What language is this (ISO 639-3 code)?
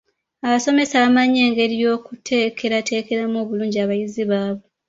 lug